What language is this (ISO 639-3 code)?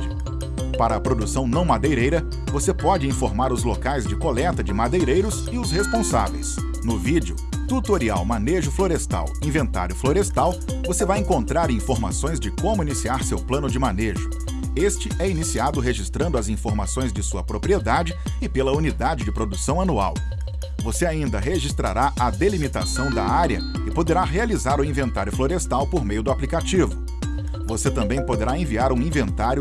por